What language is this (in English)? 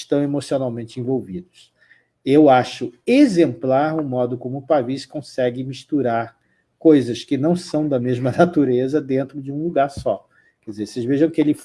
Portuguese